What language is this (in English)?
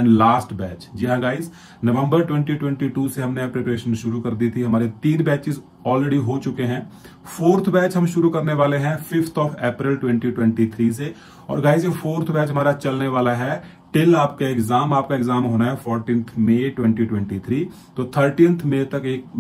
Hindi